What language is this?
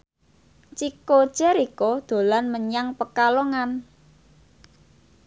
Javanese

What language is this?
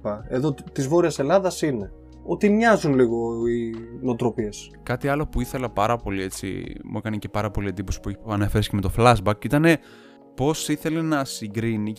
Greek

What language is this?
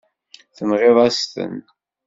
Kabyle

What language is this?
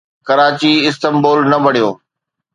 Sindhi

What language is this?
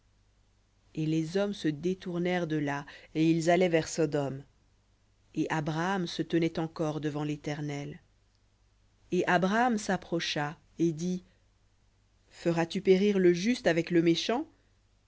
French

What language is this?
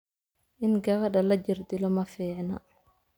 Somali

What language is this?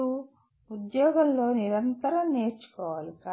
Telugu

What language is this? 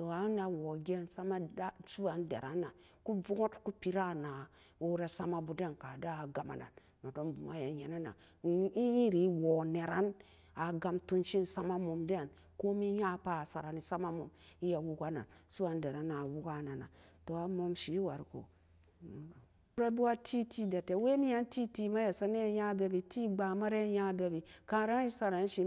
Samba Daka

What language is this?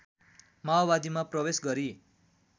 Nepali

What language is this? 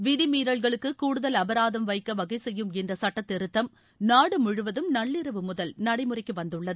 Tamil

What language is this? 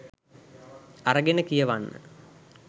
Sinhala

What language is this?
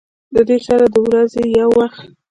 Pashto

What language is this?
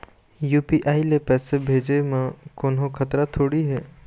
Chhattisgarhi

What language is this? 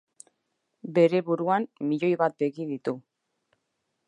Basque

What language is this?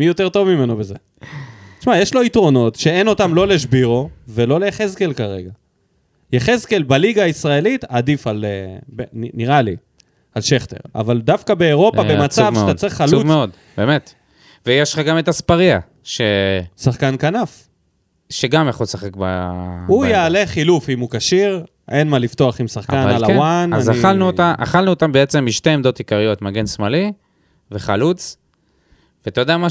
Hebrew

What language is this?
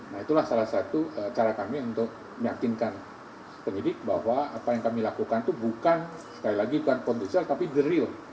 Indonesian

